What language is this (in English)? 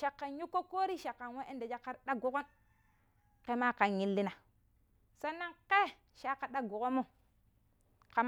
Pero